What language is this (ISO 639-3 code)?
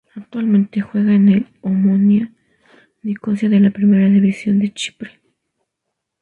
spa